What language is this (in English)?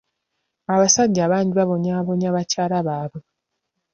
Ganda